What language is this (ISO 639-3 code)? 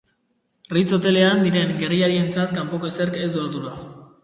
eus